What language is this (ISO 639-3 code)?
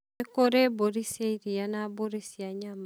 kik